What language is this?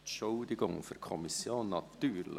Swiss German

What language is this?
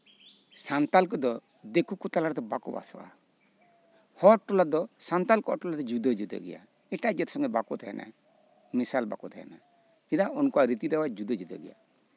Santali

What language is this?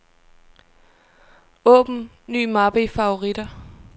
Danish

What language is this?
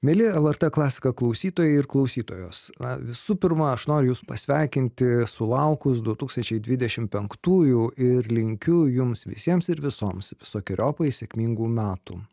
Lithuanian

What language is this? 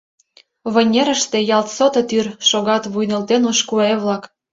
Mari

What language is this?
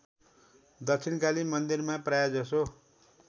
Nepali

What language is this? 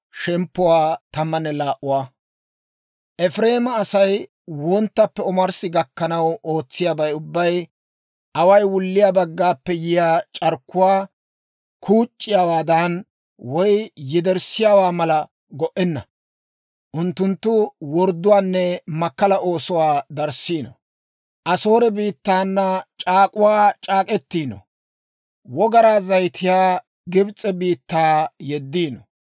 Dawro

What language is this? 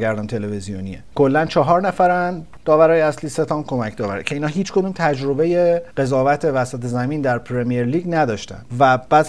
Persian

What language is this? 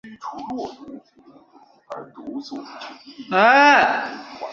Chinese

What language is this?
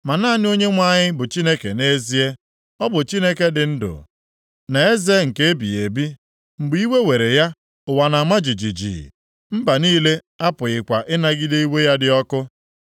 Igbo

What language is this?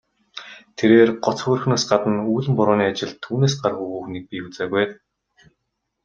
Mongolian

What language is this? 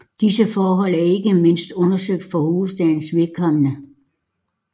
Danish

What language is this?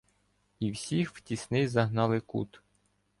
Ukrainian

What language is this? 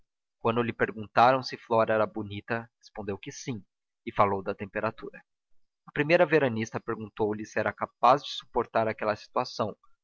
Portuguese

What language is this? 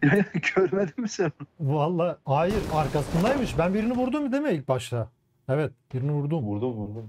Turkish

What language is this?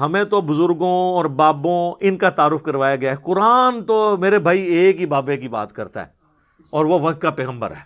Urdu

